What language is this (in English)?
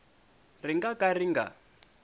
Tsonga